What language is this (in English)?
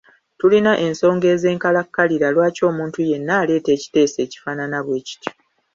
Ganda